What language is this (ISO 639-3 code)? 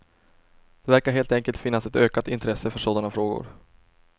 swe